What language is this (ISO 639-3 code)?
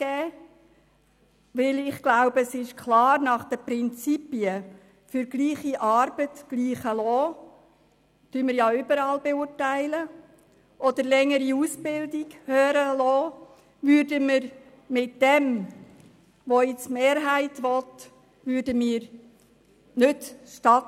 gsw